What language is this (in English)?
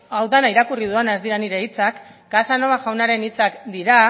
Basque